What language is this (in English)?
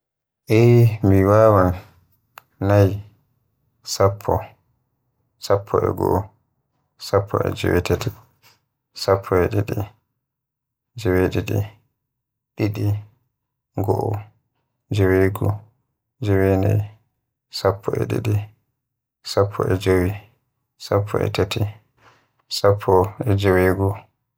Western Niger Fulfulde